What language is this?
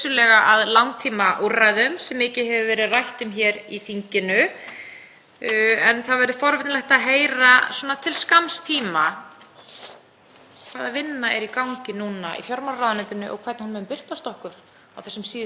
Icelandic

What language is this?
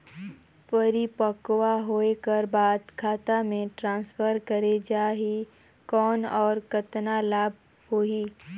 Chhattisgarhi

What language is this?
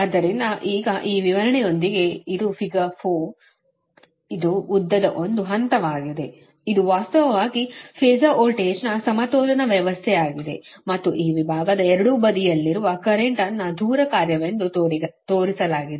Kannada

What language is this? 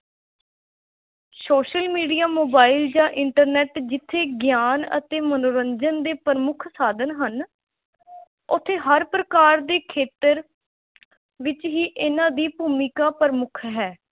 Punjabi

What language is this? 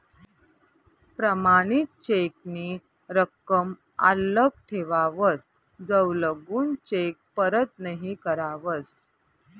Marathi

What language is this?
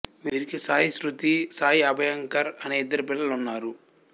Telugu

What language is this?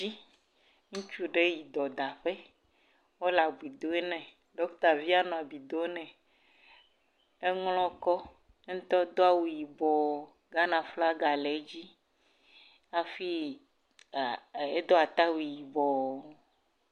Ewe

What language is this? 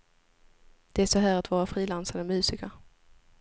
Swedish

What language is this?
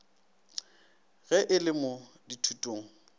Northern Sotho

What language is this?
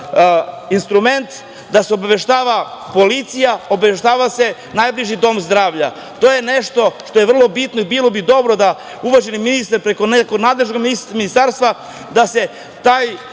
Serbian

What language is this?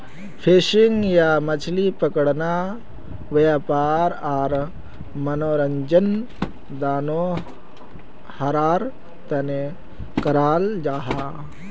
Magahi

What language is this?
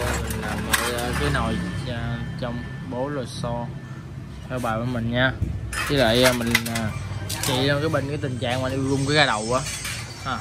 Vietnamese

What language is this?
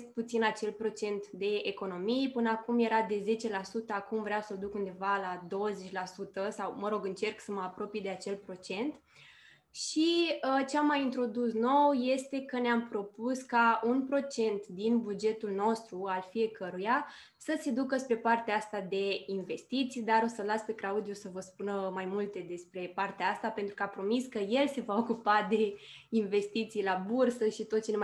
Romanian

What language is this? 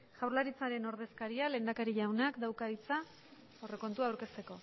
Basque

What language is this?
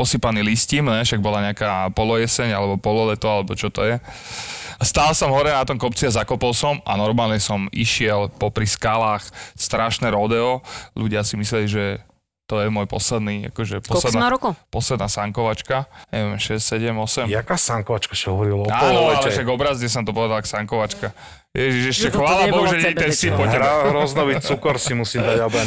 Slovak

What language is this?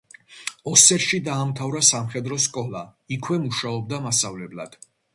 Georgian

